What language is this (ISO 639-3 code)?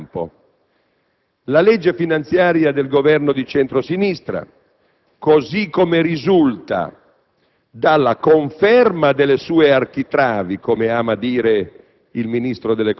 ita